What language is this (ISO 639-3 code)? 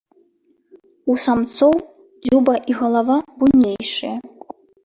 bel